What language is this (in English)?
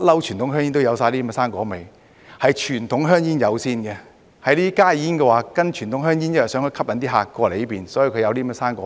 Cantonese